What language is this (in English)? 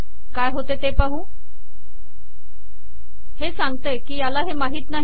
Marathi